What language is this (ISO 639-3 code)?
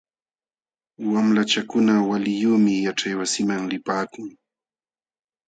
qxw